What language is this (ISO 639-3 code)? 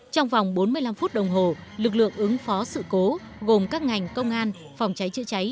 vie